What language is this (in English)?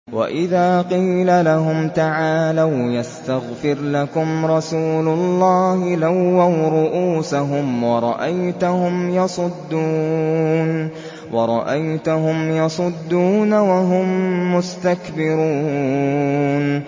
Arabic